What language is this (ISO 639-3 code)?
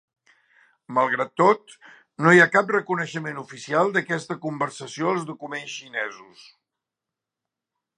cat